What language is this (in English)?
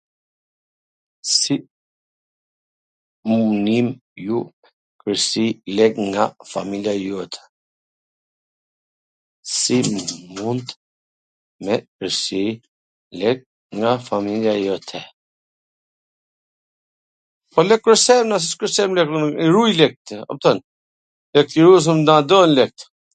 Gheg Albanian